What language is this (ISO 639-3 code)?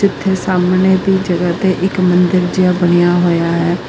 pan